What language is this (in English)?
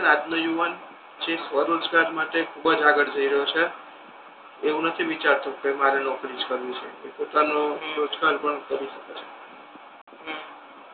Gujarati